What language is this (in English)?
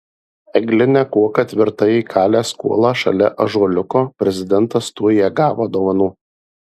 Lithuanian